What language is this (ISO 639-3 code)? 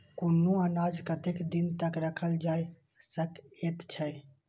mai